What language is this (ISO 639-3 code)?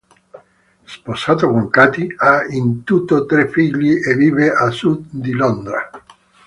ita